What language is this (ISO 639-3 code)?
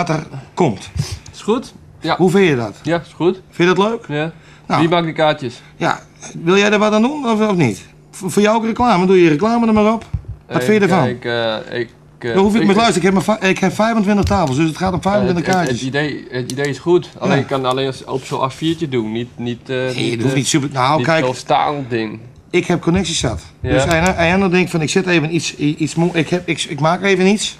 nld